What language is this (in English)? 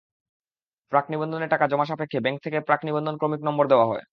Bangla